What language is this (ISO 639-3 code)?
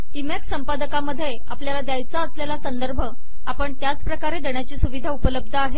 mar